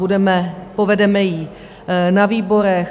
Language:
Czech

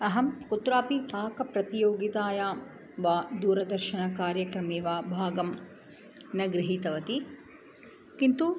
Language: Sanskrit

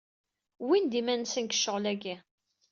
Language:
Kabyle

